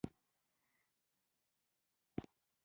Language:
Pashto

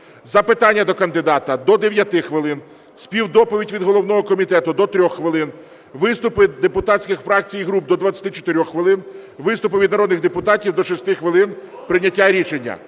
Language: Ukrainian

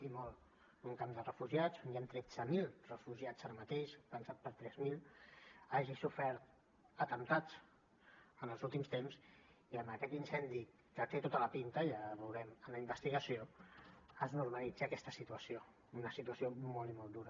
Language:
Catalan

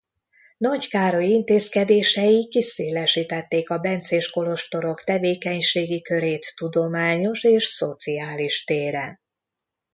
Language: Hungarian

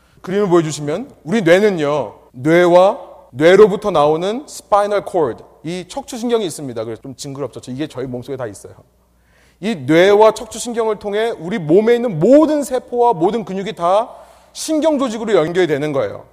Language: Korean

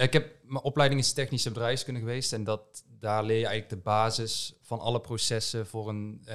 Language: Dutch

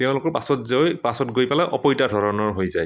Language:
Assamese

